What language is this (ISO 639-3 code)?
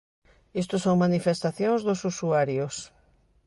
glg